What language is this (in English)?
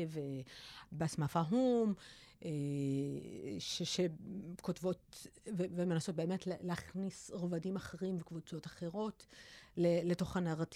Hebrew